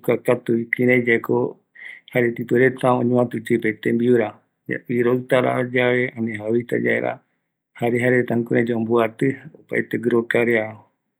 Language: Eastern Bolivian Guaraní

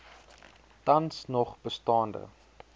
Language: Afrikaans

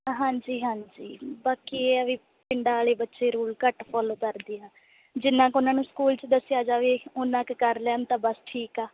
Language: Punjabi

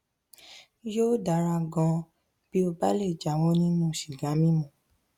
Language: Yoruba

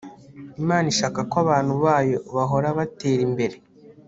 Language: Kinyarwanda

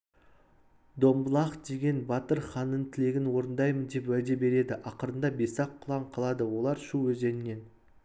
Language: Kazakh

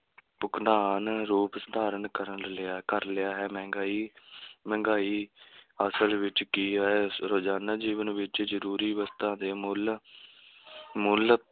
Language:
Punjabi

